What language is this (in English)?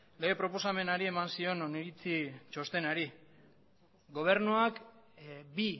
Basque